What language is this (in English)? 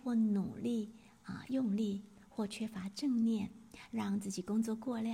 Chinese